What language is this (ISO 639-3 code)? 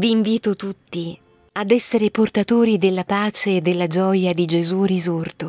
ita